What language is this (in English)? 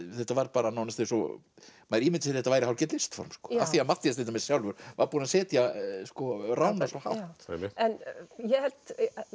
Icelandic